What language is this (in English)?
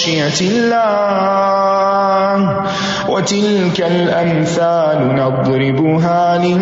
Urdu